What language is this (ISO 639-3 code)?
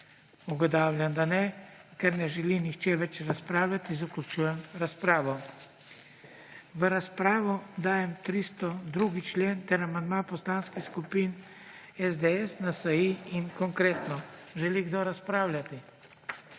slv